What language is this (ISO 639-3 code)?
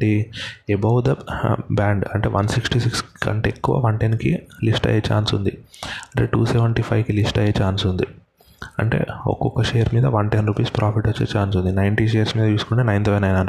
tel